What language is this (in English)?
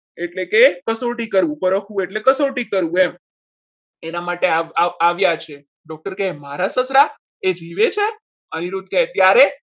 Gujarati